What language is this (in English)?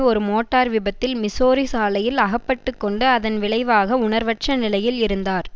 Tamil